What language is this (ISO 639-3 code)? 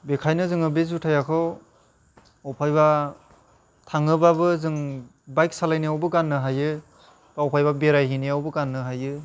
brx